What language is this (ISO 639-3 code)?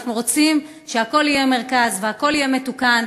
heb